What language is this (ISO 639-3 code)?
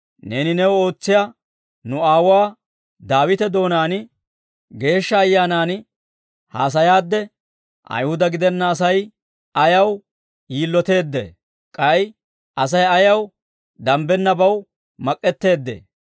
dwr